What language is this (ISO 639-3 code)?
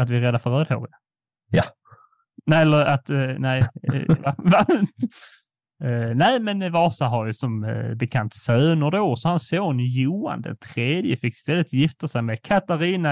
swe